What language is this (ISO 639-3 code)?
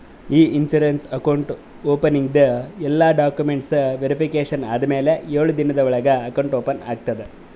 kan